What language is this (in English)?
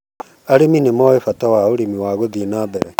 Kikuyu